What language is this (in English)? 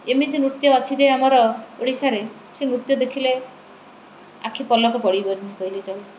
Odia